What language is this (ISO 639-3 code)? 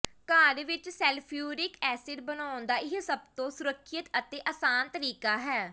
pan